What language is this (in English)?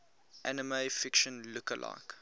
English